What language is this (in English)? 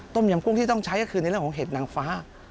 Thai